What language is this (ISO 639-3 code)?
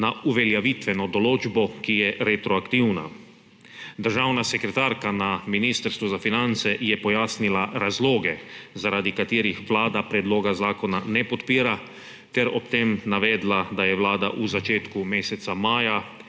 slv